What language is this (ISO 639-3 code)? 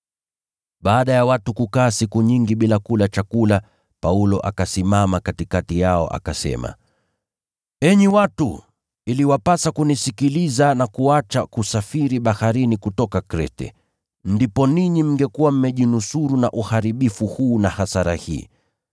swa